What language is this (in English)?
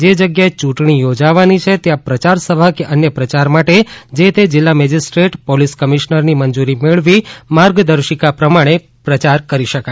Gujarati